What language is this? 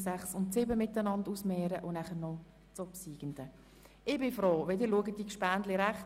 Swiss German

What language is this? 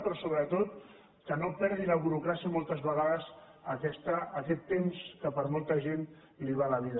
Catalan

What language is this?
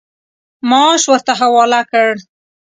Pashto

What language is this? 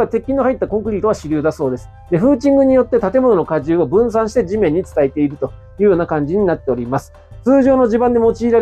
Japanese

